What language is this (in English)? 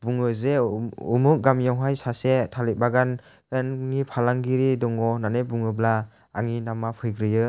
Bodo